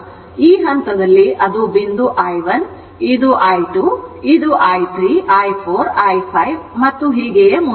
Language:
Kannada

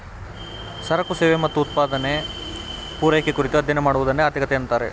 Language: Kannada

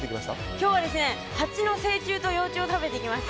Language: Japanese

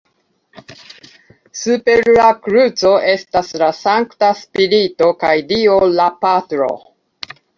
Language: Esperanto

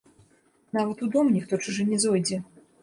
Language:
Belarusian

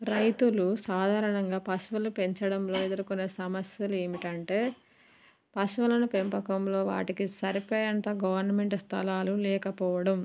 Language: Telugu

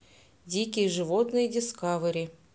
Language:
Russian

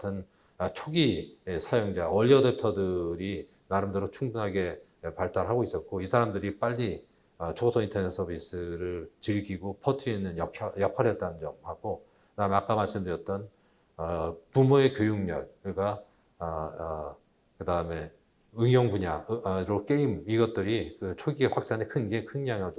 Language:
Korean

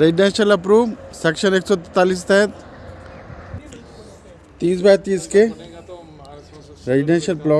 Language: Hindi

